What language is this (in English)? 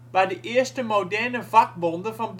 Dutch